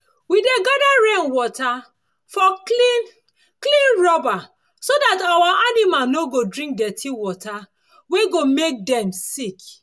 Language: Nigerian Pidgin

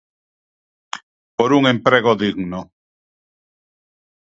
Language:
Galician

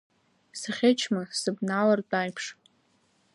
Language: Abkhazian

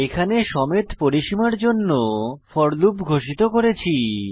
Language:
Bangla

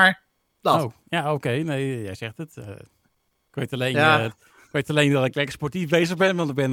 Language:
Dutch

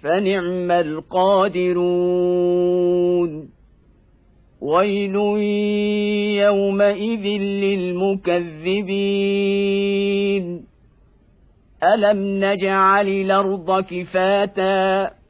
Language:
Arabic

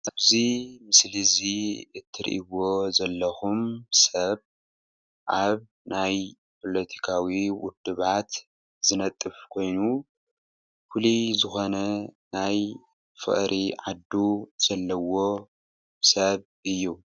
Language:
Tigrinya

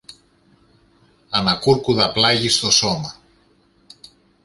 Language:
Greek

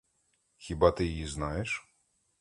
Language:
Ukrainian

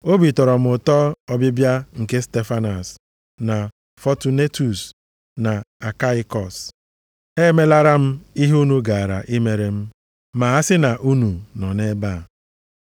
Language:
Igbo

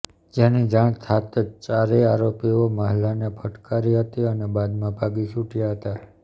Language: Gujarati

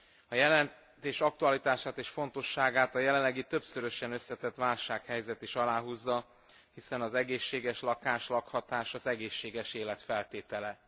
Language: Hungarian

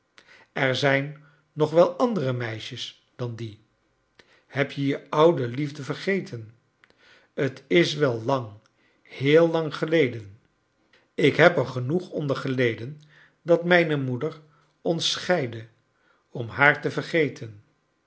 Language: Dutch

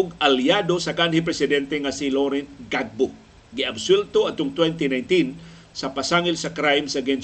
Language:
Filipino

